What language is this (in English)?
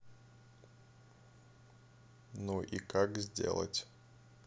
Russian